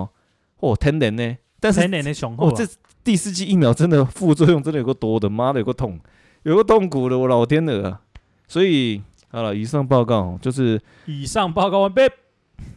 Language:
Chinese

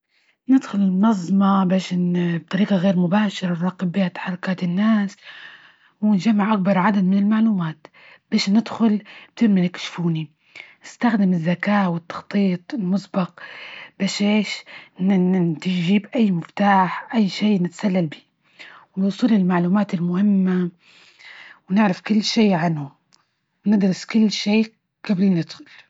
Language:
Libyan Arabic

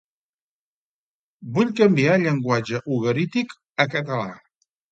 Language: Catalan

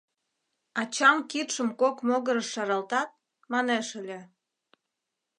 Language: Mari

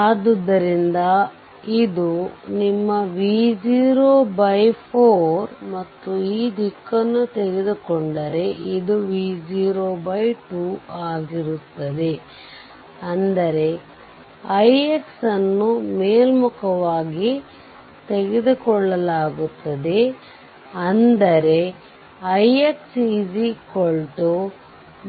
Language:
Kannada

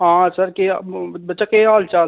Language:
Dogri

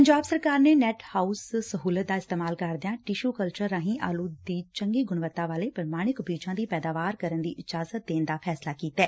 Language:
Punjabi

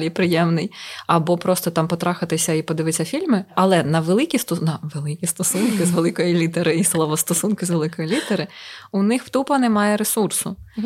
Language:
Ukrainian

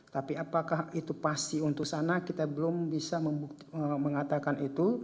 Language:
Indonesian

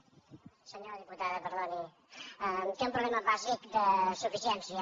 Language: Catalan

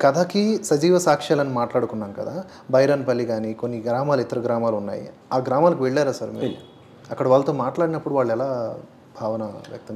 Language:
Hindi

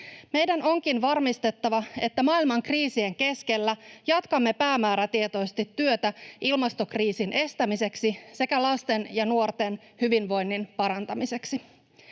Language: Finnish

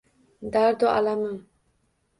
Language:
Uzbek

